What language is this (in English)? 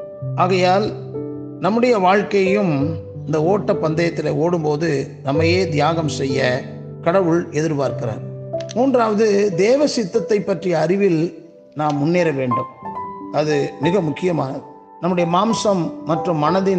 Tamil